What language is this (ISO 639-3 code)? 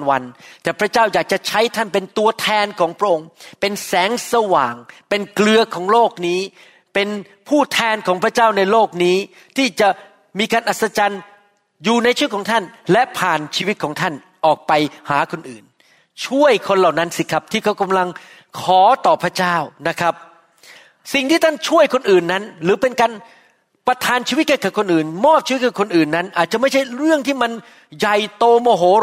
tha